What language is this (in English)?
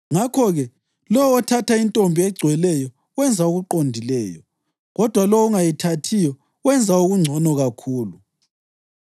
North Ndebele